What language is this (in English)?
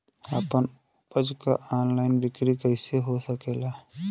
Bhojpuri